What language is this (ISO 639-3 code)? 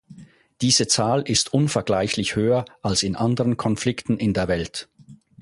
deu